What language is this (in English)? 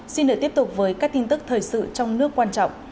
Vietnamese